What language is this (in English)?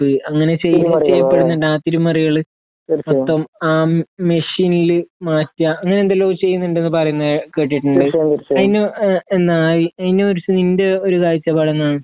Malayalam